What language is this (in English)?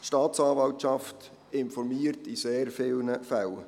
Swiss German